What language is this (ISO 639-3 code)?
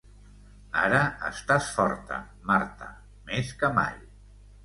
cat